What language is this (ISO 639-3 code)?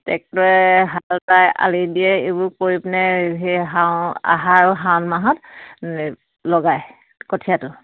asm